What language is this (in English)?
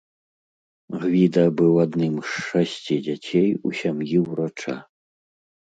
Belarusian